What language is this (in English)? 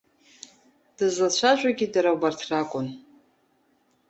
Abkhazian